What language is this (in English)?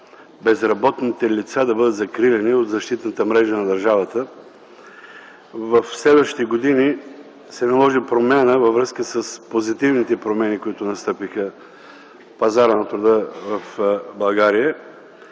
Bulgarian